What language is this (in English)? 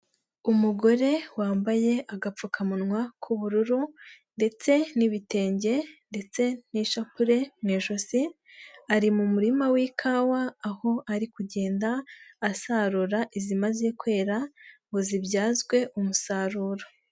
Kinyarwanda